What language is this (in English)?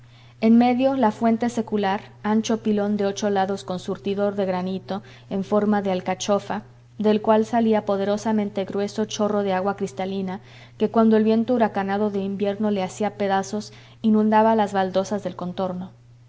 Spanish